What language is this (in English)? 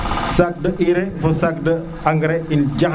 Serer